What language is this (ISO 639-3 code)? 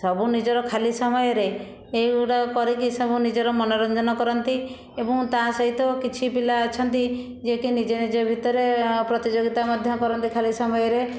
ori